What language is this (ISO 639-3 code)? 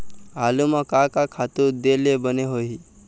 hne